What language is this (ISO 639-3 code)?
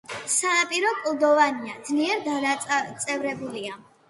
kat